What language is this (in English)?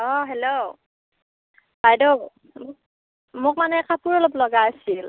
Assamese